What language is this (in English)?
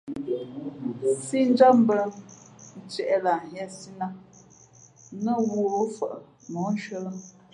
Fe'fe'